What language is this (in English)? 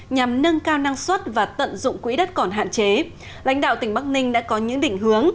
Vietnamese